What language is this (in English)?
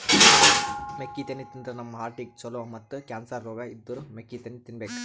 Kannada